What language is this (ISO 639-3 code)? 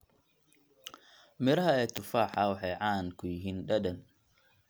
som